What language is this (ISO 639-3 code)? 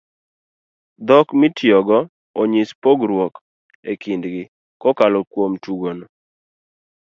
luo